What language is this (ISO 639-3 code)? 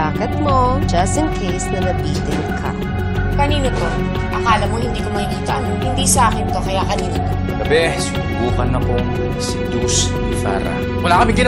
fil